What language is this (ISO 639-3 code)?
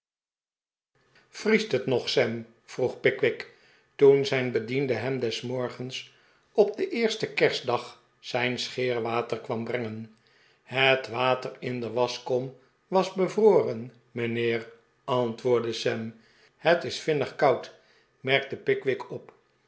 nld